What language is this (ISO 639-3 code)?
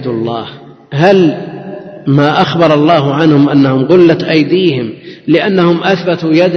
ara